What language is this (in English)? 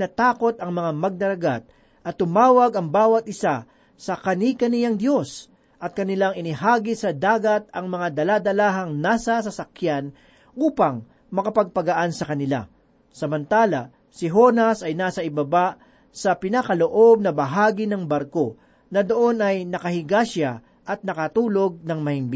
Filipino